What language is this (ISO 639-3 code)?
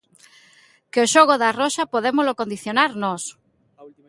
glg